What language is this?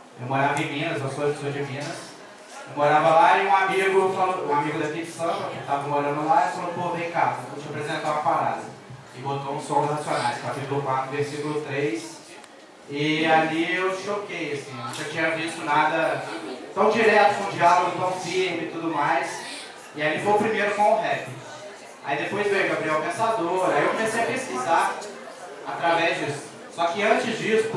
Portuguese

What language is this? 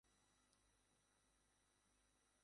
Bangla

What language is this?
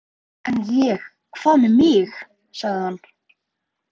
Icelandic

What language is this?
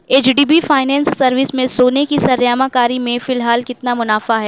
Urdu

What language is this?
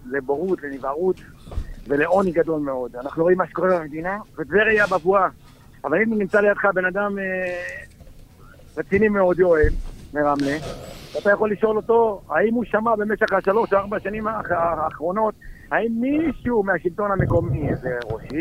Hebrew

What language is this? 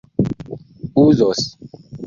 Esperanto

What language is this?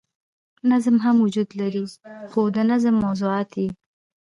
Pashto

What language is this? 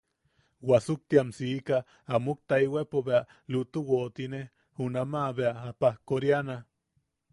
Yaqui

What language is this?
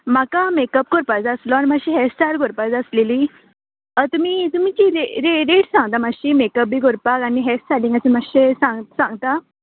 Konkani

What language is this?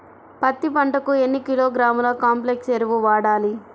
Telugu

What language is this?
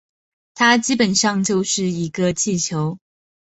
Chinese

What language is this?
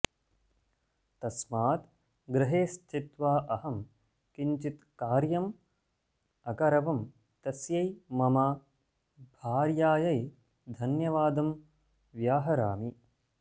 Sanskrit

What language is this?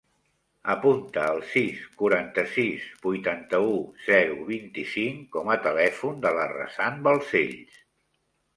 Catalan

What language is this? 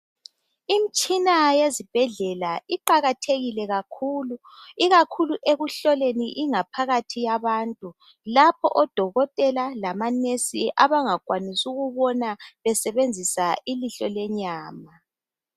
North Ndebele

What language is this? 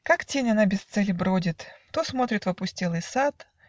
Russian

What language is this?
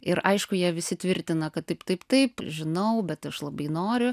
Lithuanian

